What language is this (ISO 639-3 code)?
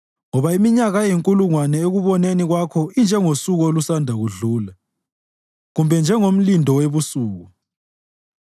nde